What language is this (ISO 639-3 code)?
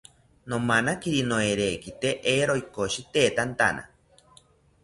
cpy